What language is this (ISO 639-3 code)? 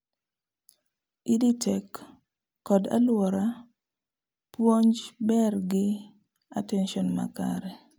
luo